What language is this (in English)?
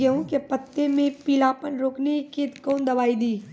Maithili